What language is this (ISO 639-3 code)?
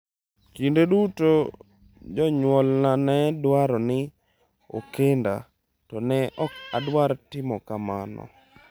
luo